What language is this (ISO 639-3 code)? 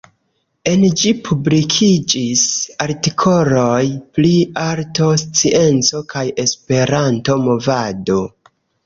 epo